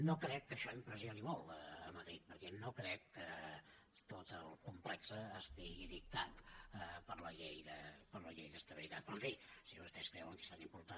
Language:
Catalan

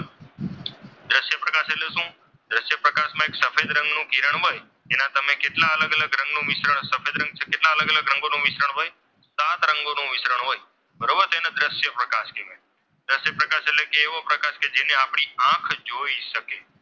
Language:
Gujarati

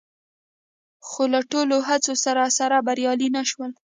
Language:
Pashto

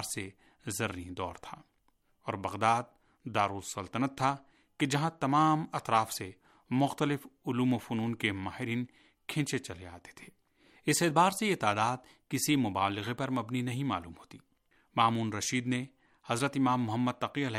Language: Urdu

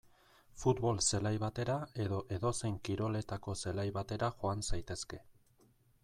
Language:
Basque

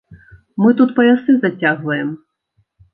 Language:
Belarusian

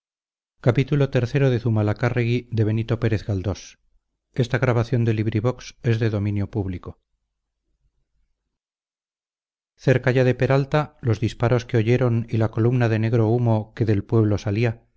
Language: Spanish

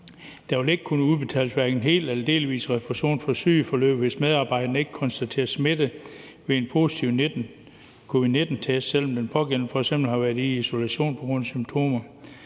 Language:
Danish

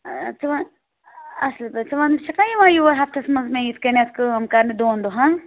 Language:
Kashmiri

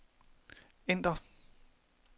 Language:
Danish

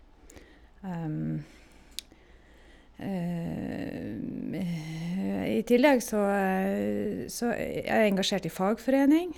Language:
Norwegian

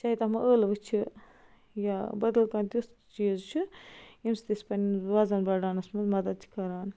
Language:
Kashmiri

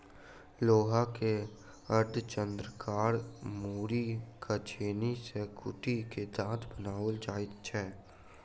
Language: Maithili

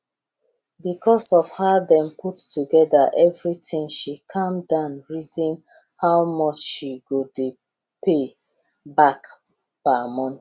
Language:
Nigerian Pidgin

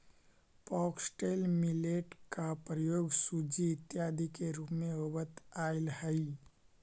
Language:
Magahi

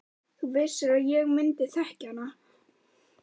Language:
Icelandic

